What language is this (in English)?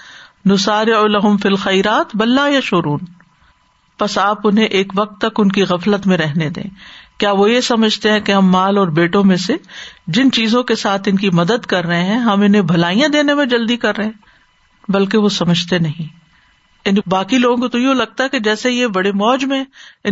Urdu